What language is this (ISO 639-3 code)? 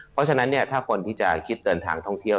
tha